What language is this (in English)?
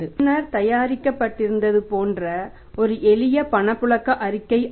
Tamil